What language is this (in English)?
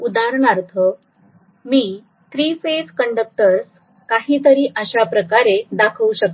Marathi